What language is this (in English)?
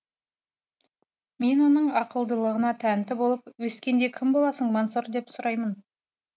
Kazakh